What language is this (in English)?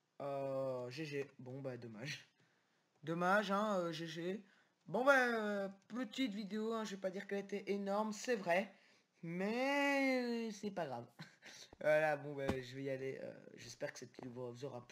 French